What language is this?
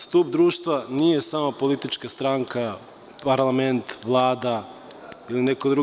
Serbian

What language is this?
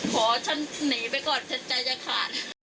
Thai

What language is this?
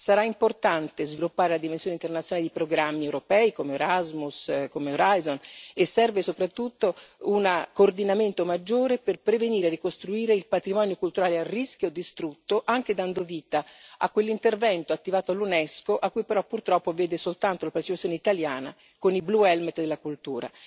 Italian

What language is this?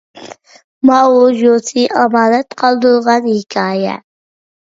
Uyghur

